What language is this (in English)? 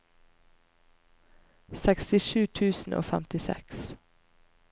Norwegian